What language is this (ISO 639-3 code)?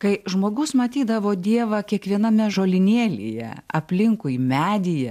lit